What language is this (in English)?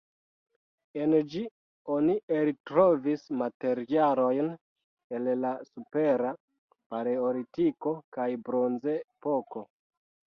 Esperanto